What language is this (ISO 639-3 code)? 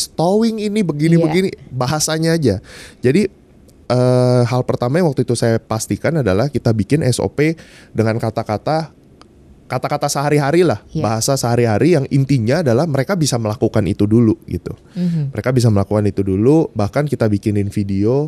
ind